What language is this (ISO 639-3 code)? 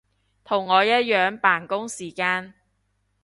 yue